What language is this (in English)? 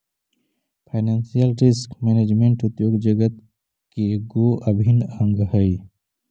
Magahi